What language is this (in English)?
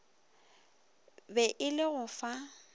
Northern Sotho